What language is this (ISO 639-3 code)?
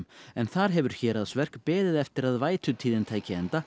isl